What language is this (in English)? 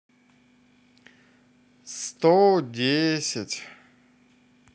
Russian